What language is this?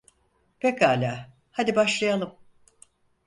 Turkish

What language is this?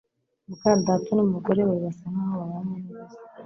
Kinyarwanda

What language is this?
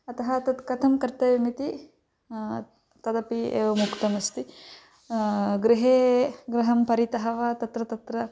Sanskrit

